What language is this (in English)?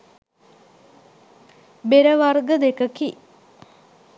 Sinhala